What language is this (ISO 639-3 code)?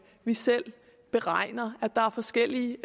dan